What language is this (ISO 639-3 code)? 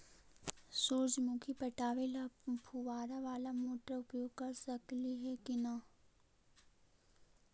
mag